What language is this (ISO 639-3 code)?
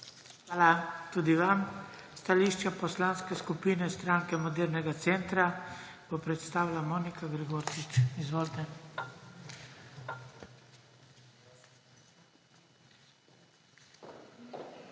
slv